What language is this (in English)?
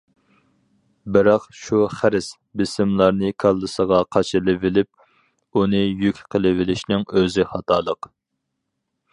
Uyghur